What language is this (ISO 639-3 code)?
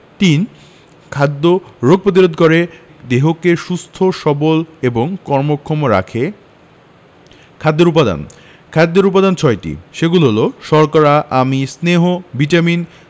ben